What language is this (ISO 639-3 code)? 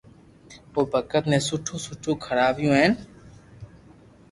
lrk